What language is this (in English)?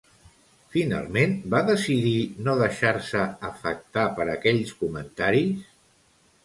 Catalan